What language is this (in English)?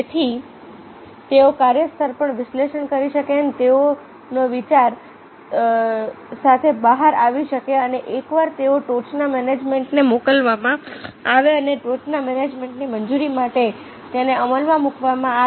Gujarati